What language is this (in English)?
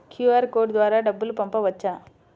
Telugu